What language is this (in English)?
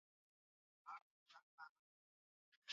Swahili